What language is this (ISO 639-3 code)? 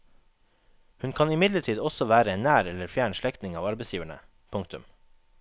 nor